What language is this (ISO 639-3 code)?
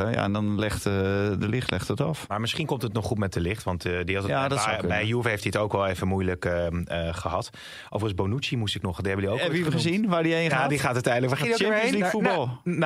nld